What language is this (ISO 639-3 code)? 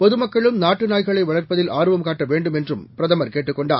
tam